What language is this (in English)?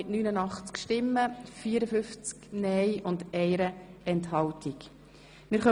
Swiss German